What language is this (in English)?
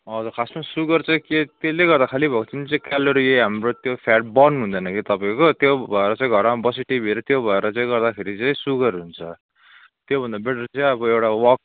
Nepali